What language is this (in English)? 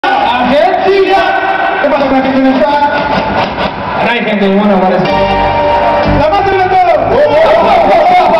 Romanian